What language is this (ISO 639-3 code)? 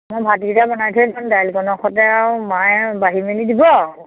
asm